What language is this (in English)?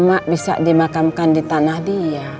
Indonesian